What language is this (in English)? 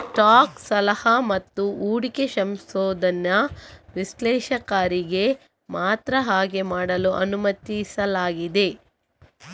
Kannada